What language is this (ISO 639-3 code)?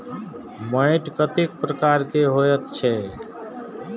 mai